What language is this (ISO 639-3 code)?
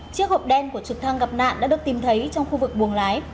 vie